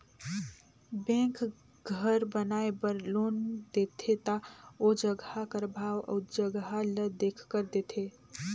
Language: Chhattisgarhi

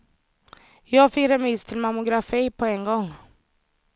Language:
Swedish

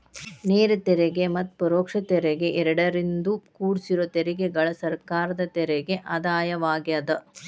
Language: Kannada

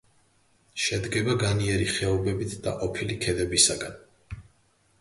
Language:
Georgian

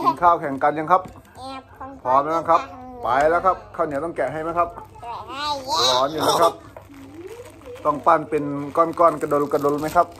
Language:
Thai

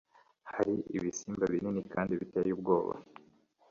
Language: Kinyarwanda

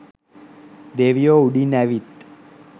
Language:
Sinhala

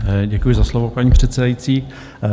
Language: Czech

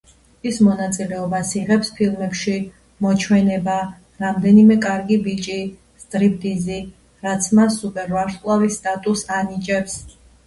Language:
Georgian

